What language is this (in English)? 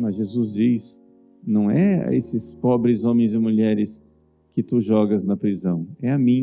Portuguese